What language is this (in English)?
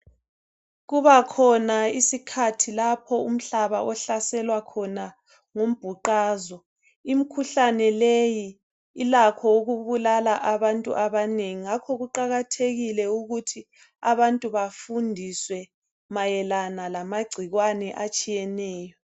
North Ndebele